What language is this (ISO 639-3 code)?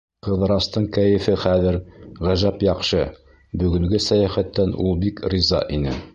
bak